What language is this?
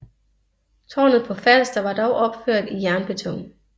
Danish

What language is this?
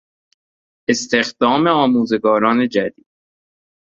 Persian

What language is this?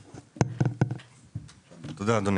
Hebrew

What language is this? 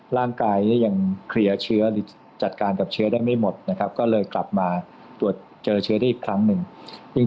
Thai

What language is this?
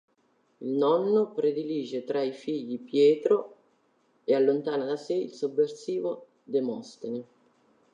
Italian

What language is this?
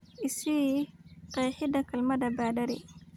Somali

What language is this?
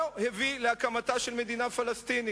Hebrew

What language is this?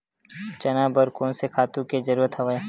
Chhattisgarhi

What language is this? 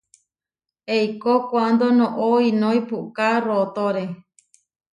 Huarijio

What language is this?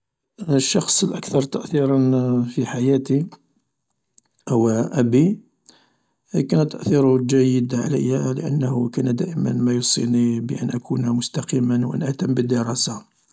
Algerian Arabic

